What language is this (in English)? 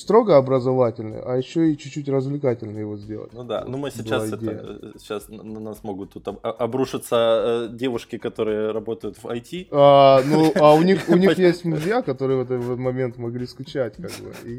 Russian